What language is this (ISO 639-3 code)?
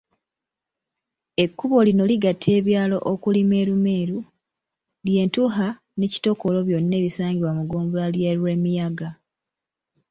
lug